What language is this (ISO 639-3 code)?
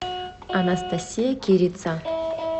rus